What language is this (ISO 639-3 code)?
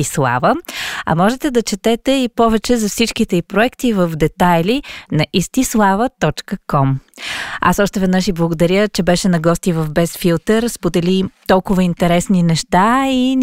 bul